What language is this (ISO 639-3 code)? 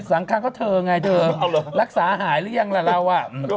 tha